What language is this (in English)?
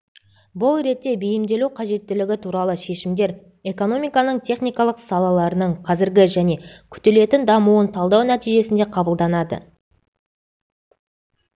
Kazakh